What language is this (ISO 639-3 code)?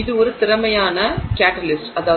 tam